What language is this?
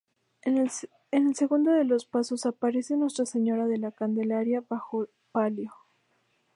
Spanish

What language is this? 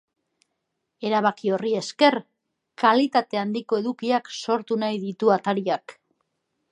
Basque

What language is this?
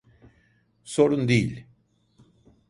Turkish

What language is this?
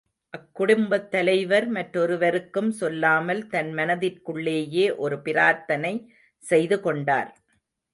Tamil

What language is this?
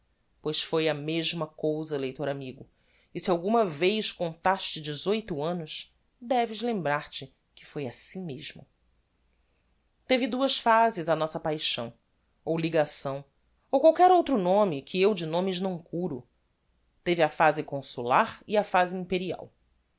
Portuguese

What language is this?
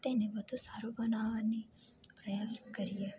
Gujarati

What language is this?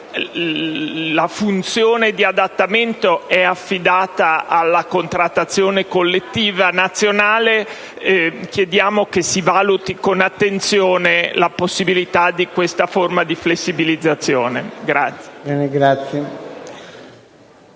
Italian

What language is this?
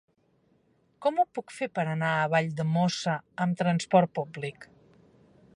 Catalan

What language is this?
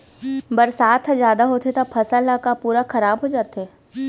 Chhattisgarhi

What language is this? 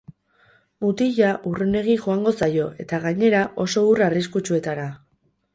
Basque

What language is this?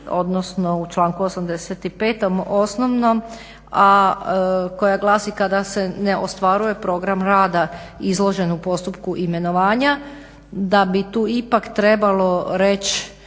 Croatian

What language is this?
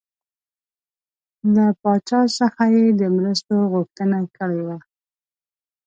Pashto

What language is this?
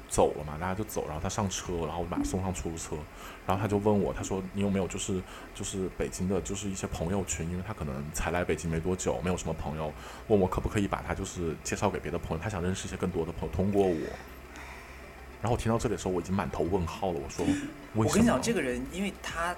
Chinese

